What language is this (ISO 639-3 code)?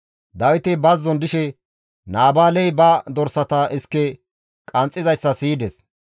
gmv